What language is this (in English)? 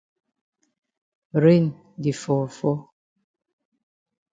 Cameroon Pidgin